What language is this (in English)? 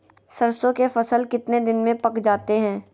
Magahi